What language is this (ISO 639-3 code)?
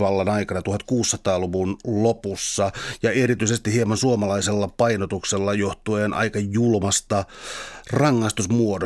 fin